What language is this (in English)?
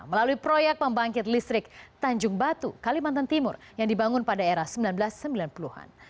Indonesian